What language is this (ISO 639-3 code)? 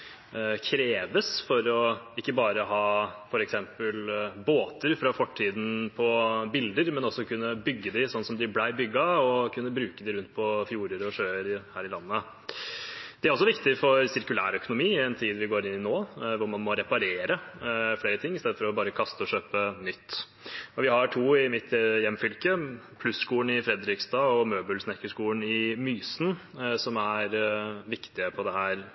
nob